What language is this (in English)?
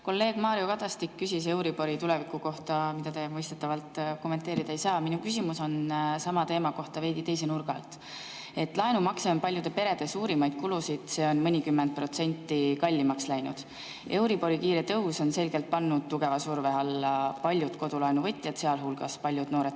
Estonian